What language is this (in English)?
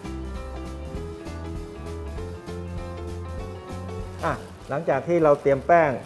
Thai